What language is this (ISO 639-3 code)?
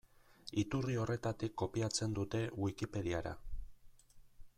eus